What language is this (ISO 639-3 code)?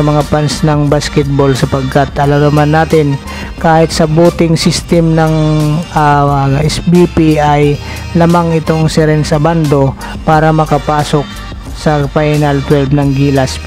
fil